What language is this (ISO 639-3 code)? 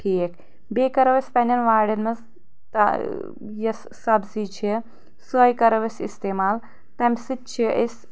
kas